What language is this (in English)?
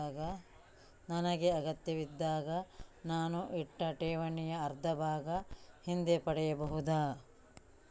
Kannada